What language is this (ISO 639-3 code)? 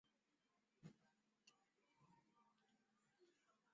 zho